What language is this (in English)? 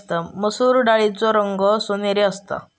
Marathi